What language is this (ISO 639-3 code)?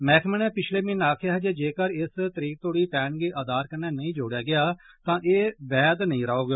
doi